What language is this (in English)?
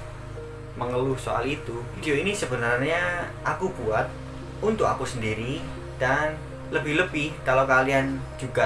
Indonesian